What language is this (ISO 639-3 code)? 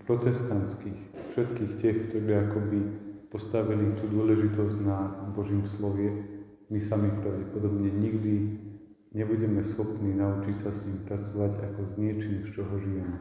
ces